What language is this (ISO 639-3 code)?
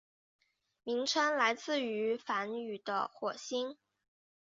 zho